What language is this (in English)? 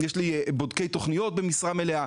Hebrew